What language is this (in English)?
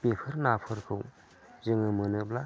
Bodo